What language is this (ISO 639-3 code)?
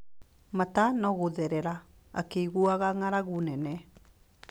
kik